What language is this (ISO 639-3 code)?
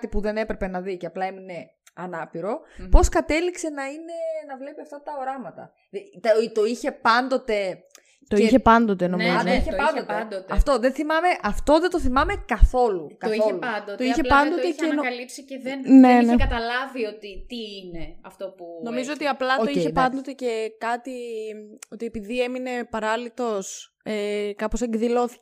ell